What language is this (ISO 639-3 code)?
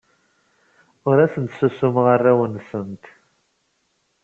kab